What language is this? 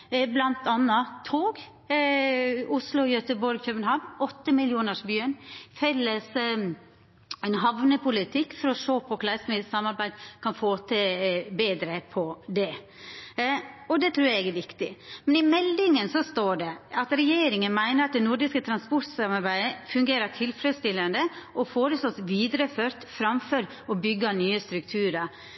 Norwegian Nynorsk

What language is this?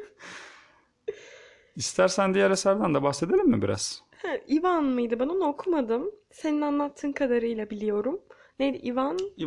Turkish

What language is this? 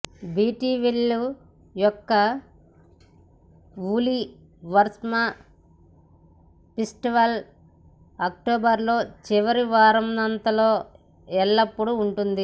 Telugu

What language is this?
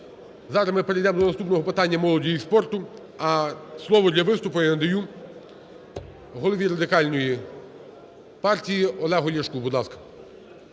Ukrainian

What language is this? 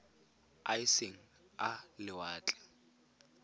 Tswana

